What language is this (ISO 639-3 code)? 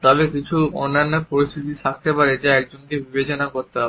ben